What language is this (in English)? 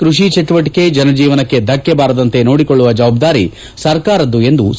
Kannada